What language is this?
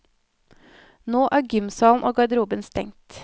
Norwegian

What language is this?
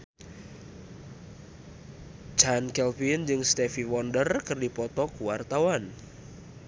Sundanese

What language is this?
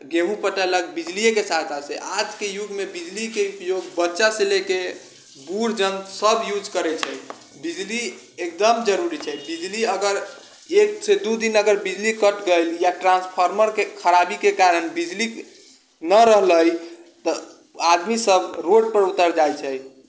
Maithili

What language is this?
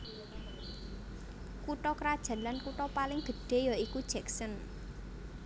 Javanese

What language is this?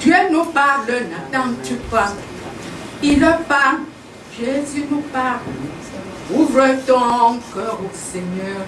French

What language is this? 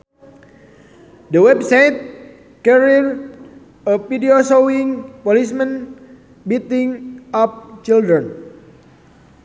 Sundanese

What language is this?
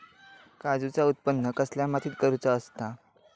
Marathi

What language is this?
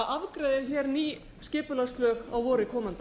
Icelandic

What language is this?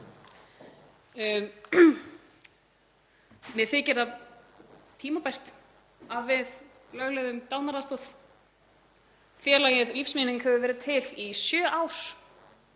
Icelandic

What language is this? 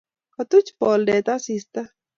Kalenjin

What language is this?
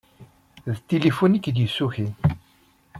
Kabyle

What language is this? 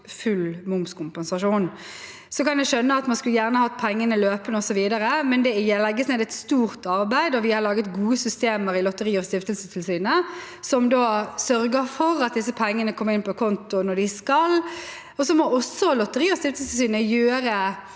Norwegian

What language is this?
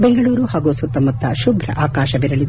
Kannada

